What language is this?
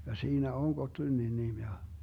Finnish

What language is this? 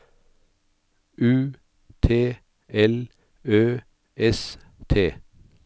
Norwegian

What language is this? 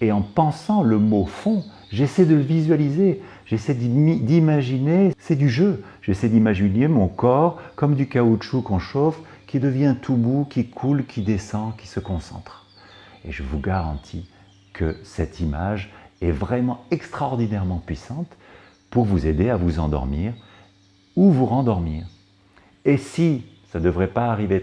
French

